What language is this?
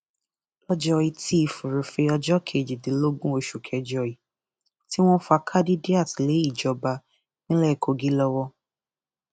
Yoruba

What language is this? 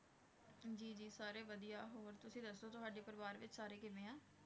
Punjabi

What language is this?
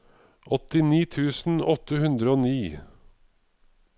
Norwegian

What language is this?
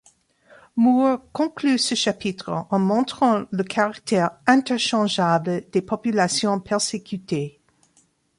French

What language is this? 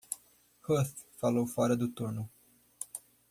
Portuguese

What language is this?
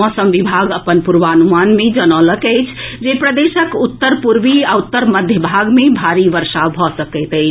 Maithili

